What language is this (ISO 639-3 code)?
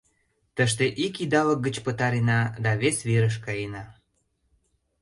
chm